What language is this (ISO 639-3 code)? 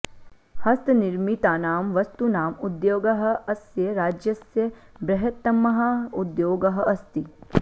san